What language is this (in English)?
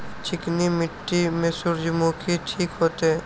Maithili